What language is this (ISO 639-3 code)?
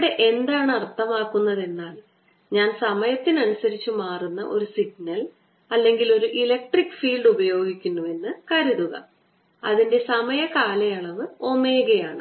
mal